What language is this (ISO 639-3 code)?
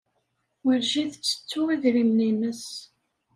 kab